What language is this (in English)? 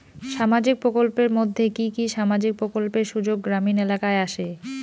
Bangla